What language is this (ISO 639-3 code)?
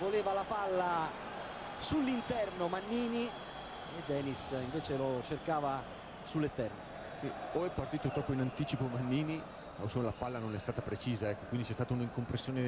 ita